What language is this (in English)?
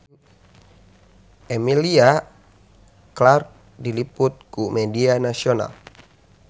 Sundanese